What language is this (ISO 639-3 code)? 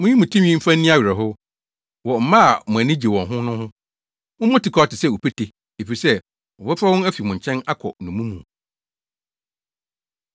aka